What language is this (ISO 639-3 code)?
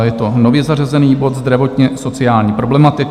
ces